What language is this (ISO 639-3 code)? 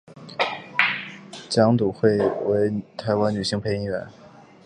zho